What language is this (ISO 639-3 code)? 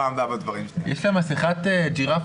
heb